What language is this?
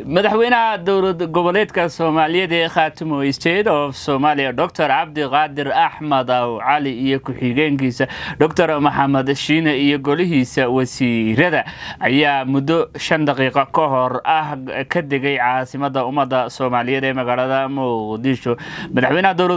Arabic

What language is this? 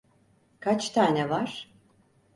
Turkish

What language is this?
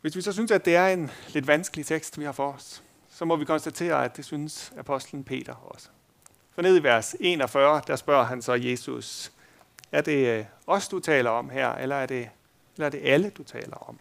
Danish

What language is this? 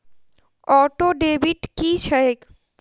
Maithili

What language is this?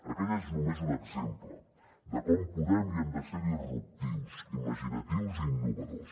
Catalan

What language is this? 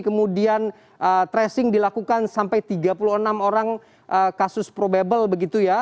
Indonesian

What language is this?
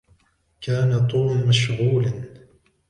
Arabic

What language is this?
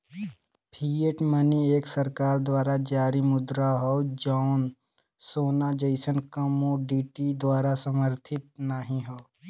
Bhojpuri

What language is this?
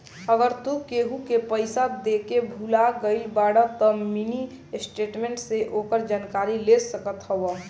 Bhojpuri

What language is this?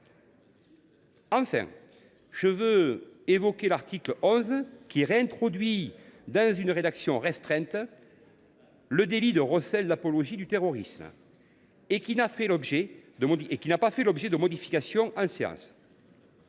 French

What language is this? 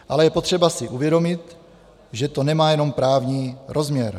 Czech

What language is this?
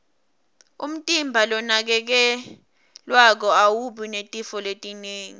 Swati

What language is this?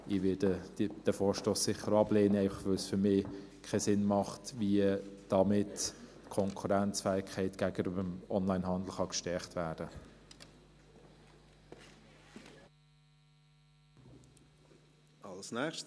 Swiss German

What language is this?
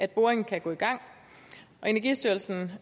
Danish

